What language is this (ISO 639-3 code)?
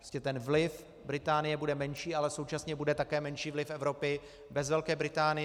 ces